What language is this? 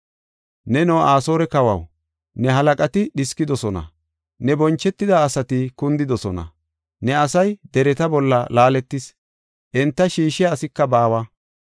Gofa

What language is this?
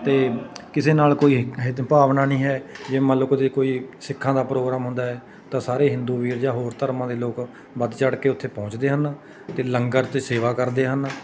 Punjabi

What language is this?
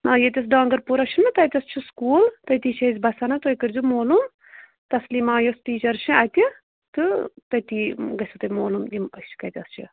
Kashmiri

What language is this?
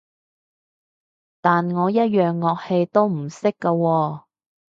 Cantonese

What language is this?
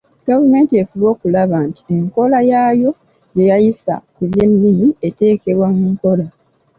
Ganda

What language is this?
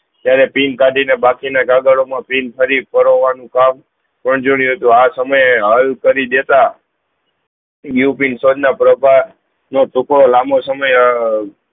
Gujarati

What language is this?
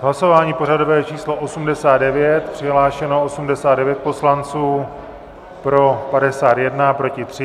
Czech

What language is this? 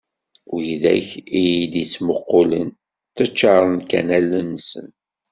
Kabyle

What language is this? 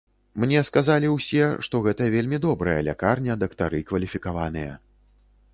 Belarusian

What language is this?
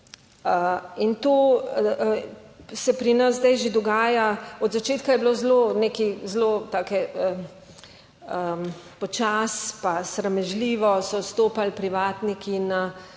Slovenian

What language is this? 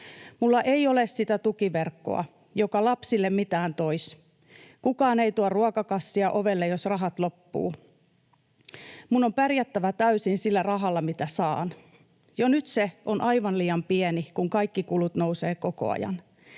Finnish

